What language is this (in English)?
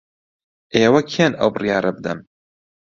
Central Kurdish